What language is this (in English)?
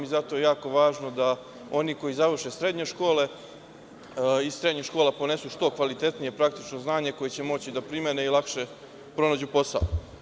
Serbian